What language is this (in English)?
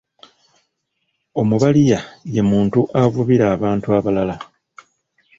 Ganda